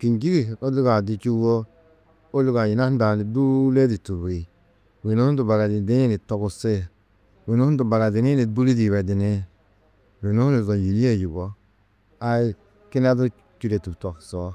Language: Tedaga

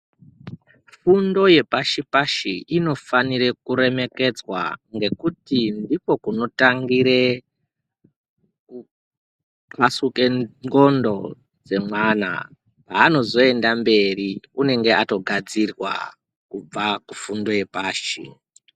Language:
Ndau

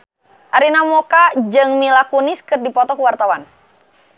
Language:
Sundanese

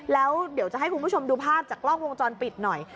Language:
Thai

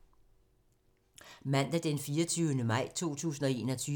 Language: Danish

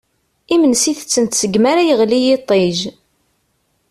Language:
Kabyle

